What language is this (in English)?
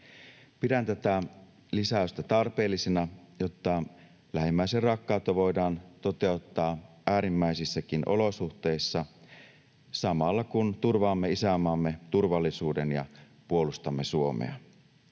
Finnish